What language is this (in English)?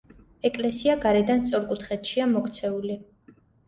Georgian